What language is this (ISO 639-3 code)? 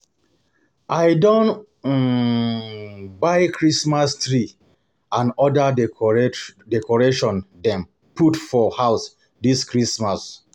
pcm